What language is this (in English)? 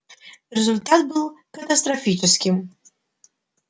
Russian